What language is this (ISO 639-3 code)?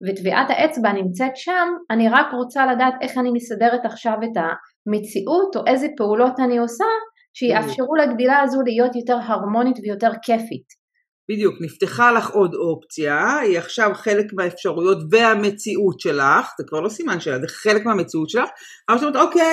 heb